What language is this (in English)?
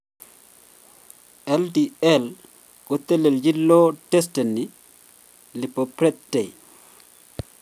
Kalenjin